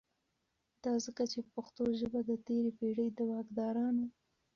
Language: Pashto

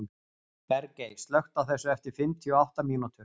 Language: Icelandic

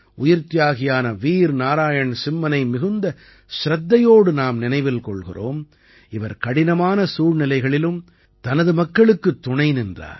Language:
Tamil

